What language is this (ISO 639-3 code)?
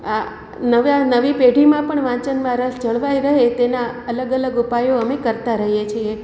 guj